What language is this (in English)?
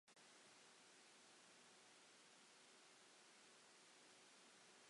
Welsh